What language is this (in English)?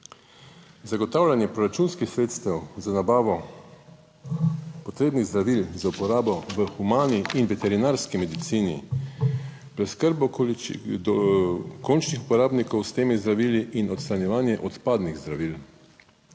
Slovenian